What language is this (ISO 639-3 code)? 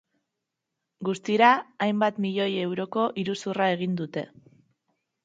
eus